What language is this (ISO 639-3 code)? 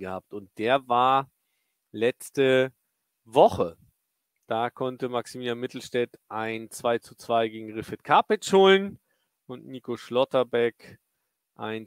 deu